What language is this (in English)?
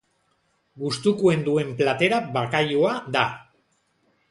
Basque